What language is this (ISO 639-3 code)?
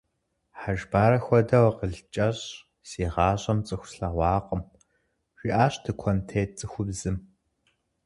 kbd